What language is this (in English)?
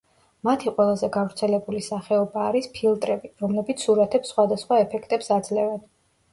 Georgian